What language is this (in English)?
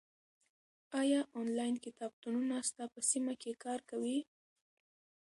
Pashto